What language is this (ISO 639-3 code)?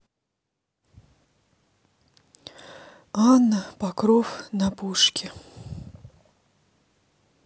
rus